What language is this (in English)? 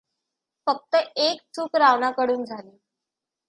Marathi